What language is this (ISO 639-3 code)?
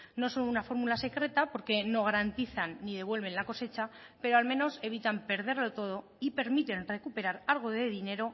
spa